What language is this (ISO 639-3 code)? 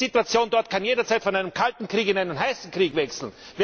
deu